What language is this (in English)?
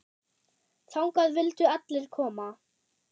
Icelandic